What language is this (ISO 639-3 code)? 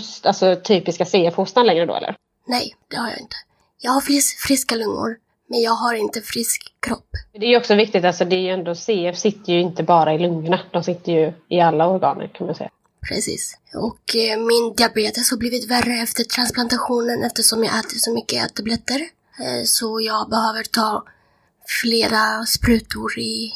swe